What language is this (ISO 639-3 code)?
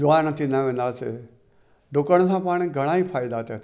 snd